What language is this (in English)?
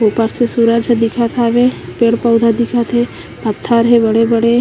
Chhattisgarhi